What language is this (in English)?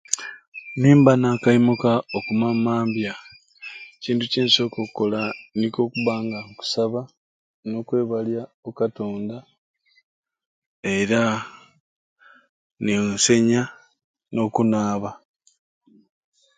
Ruuli